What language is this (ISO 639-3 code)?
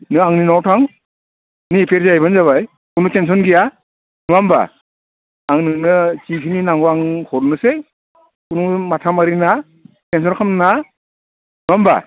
brx